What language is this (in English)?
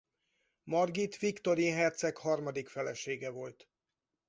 Hungarian